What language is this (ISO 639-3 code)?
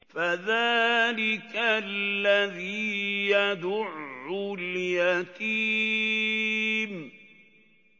ara